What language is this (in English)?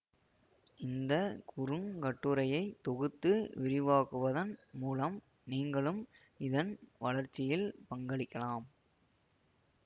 Tamil